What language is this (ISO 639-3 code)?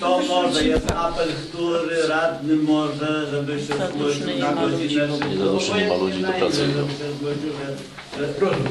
pol